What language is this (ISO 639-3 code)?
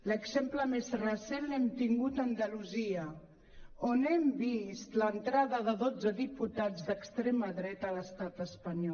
cat